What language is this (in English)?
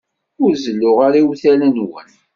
Kabyle